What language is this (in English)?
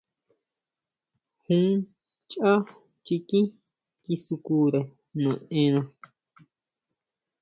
Huautla Mazatec